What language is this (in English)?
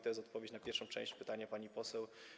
Polish